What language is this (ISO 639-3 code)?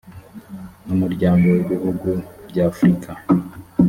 kin